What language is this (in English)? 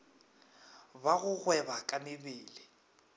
Northern Sotho